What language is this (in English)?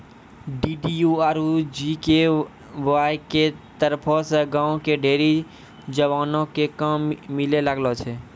Maithili